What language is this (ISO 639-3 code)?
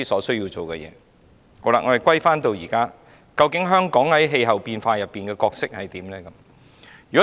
yue